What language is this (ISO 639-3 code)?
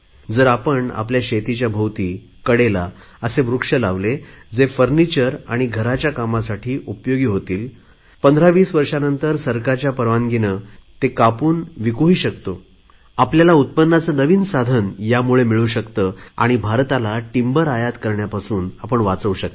mar